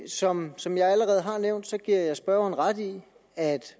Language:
Danish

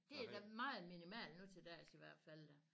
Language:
Danish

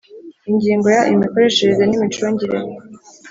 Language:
Kinyarwanda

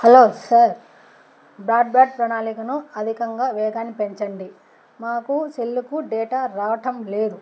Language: Telugu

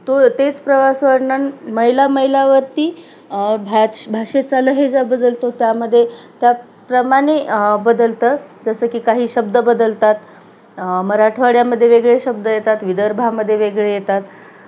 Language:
Marathi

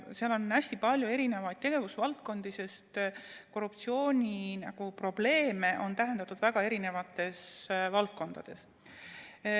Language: Estonian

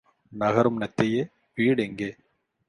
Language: Tamil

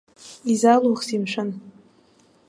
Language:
Abkhazian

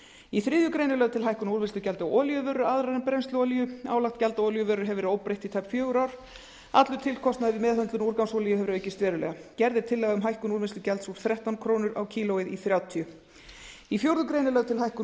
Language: Icelandic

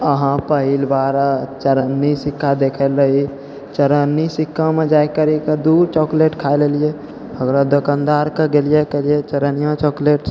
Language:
Maithili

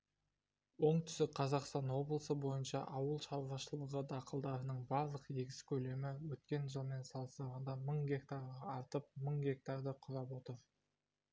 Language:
Kazakh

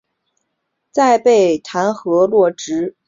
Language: Chinese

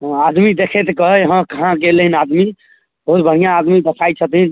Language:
Maithili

